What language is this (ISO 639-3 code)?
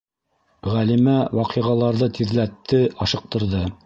bak